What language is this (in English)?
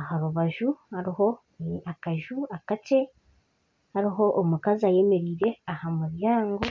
Nyankole